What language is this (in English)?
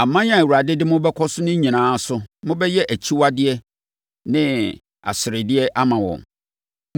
Akan